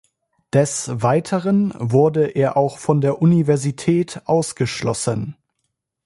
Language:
German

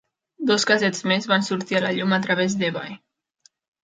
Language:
Catalan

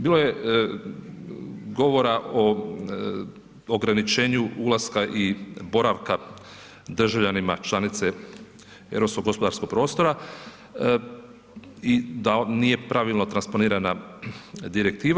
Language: Croatian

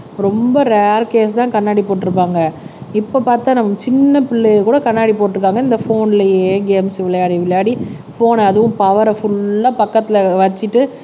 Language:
Tamil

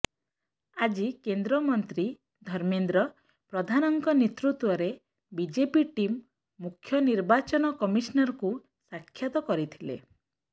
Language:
Odia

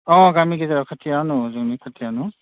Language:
Bodo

